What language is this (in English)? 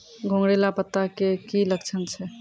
Maithili